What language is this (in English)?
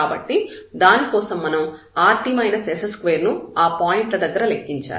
Telugu